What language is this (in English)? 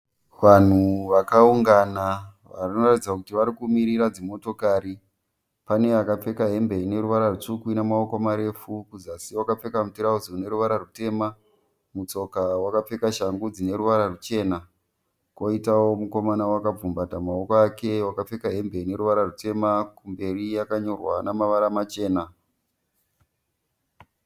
Shona